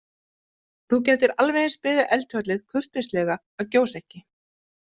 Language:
Icelandic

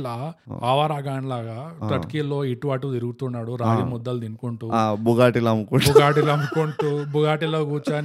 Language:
Telugu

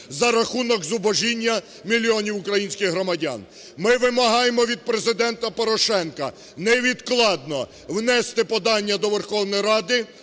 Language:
Ukrainian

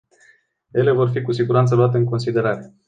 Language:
Romanian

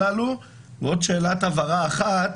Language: Hebrew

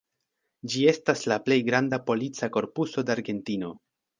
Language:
Esperanto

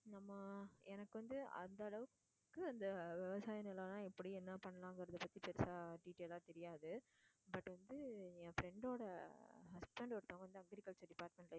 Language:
Tamil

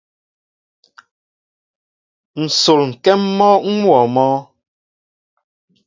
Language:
Mbo (Cameroon)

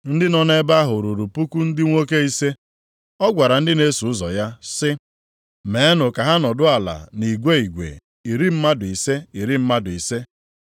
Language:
Igbo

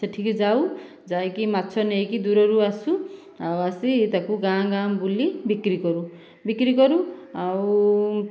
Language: Odia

